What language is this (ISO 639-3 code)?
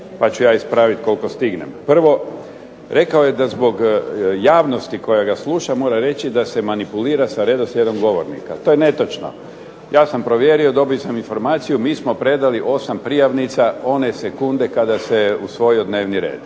hrv